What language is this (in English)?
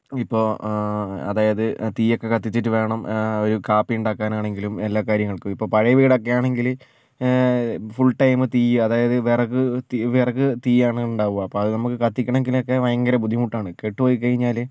Malayalam